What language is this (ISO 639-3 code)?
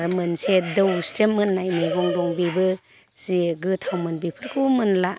brx